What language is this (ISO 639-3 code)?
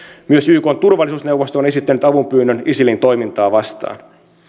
fin